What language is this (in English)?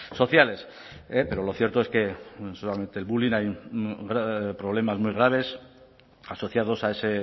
Spanish